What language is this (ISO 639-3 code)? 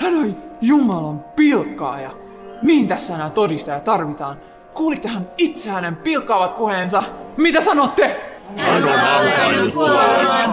fin